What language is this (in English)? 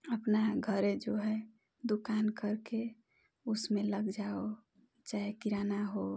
Hindi